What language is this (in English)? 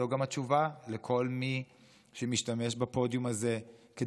Hebrew